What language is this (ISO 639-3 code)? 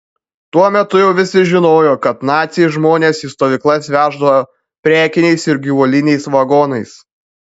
lit